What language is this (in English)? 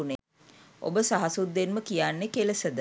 Sinhala